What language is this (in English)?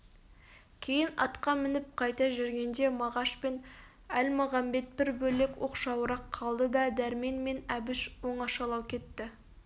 Kazakh